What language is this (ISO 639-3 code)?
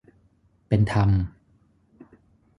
tha